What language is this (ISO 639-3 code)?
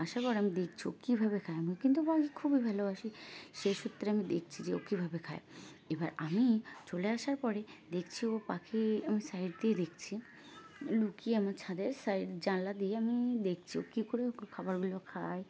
ben